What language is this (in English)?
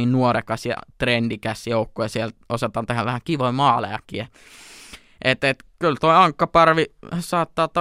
Finnish